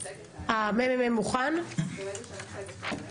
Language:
Hebrew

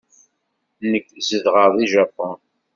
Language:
Kabyle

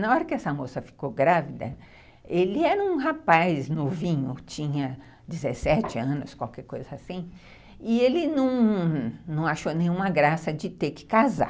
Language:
Portuguese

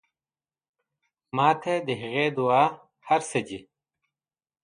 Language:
Pashto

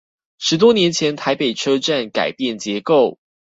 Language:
Chinese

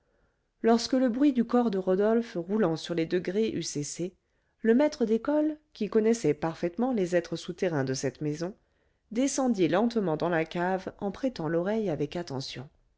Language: French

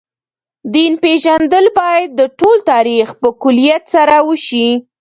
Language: Pashto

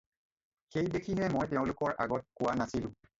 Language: Assamese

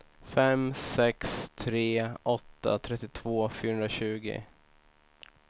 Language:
Swedish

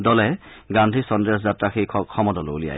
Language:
Assamese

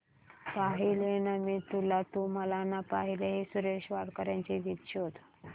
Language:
Marathi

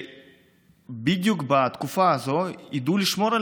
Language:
Hebrew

